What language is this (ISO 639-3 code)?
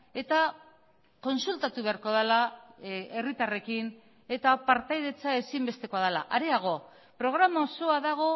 eus